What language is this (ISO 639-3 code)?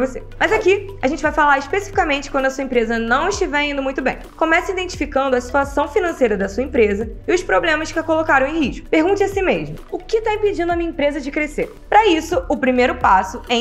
por